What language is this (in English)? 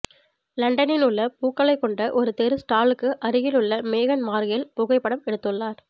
Tamil